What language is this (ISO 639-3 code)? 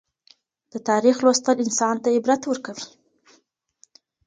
pus